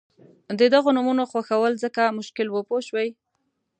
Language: Pashto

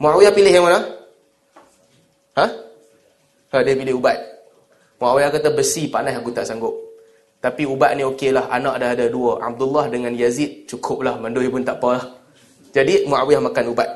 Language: Malay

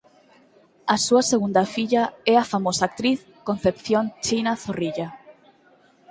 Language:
Galician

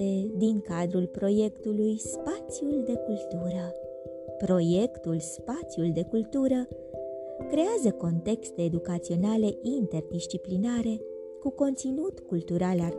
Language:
Romanian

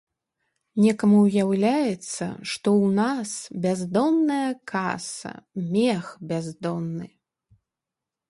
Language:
Belarusian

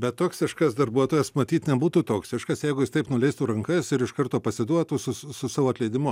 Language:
Lithuanian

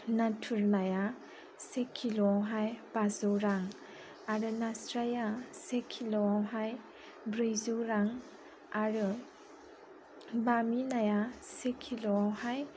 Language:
Bodo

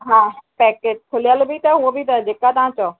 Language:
Sindhi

